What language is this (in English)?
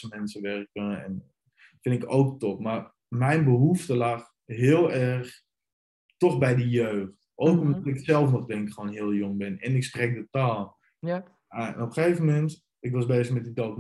Dutch